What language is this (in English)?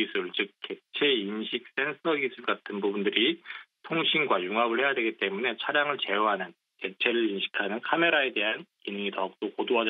Korean